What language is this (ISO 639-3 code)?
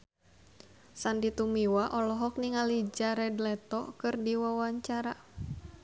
sun